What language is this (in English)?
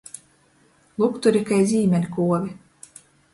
Latgalian